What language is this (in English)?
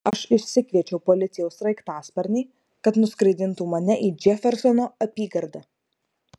Lithuanian